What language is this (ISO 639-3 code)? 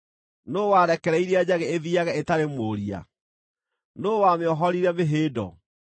kik